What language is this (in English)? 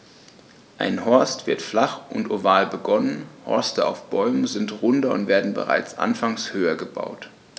German